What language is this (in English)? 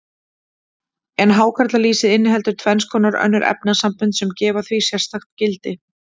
Icelandic